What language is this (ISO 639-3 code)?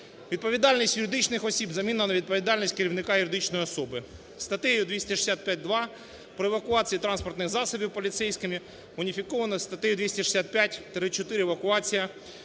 ukr